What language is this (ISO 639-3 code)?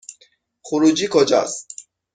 fas